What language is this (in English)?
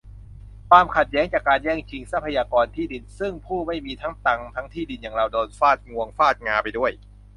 Thai